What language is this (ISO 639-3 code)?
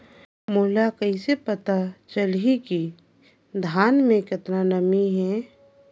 hne